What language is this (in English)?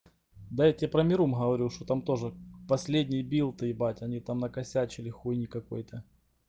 Russian